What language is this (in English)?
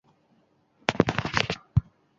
Chinese